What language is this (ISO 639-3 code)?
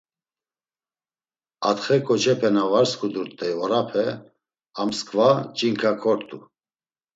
lzz